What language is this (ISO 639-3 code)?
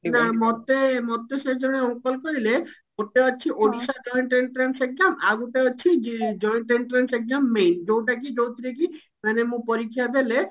ori